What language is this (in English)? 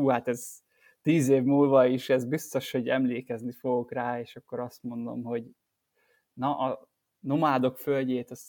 Hungarian